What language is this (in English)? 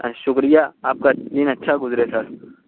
Urdu